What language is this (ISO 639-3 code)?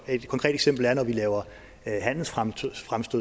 dan